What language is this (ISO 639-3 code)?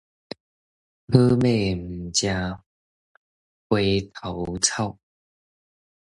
nan